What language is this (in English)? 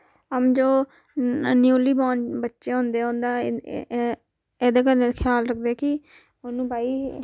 Dogri